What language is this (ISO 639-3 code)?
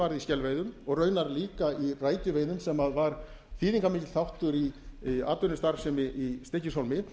isl